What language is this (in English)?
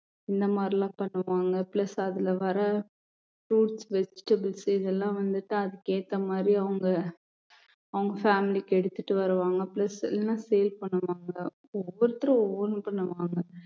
Tamil